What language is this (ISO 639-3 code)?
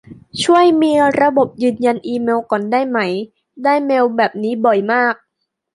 tha